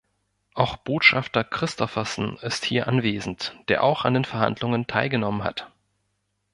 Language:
German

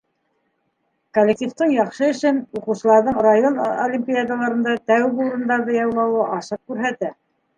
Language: Bashkir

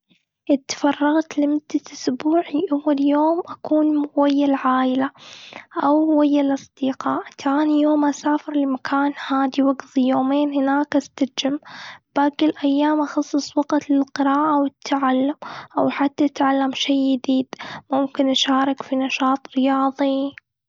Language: Gulf Arabic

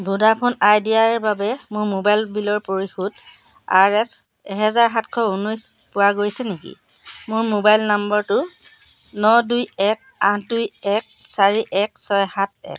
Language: Assamese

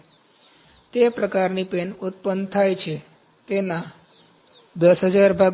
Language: Gujarati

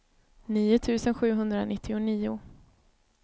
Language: Swedish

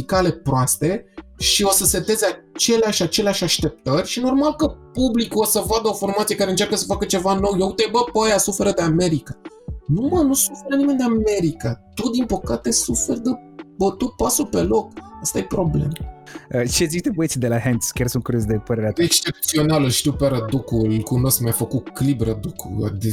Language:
Romanian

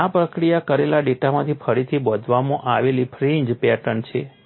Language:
Gujarati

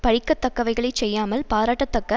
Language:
Tamil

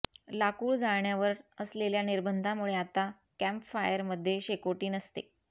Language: Marathi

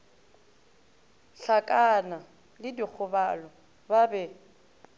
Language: Northern Sotho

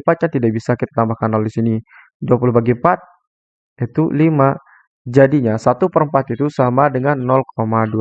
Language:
Indonesian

